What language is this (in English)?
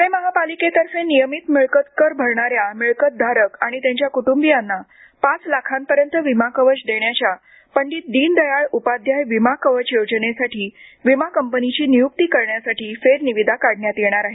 Marathi